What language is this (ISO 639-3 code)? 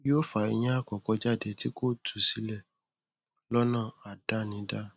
yor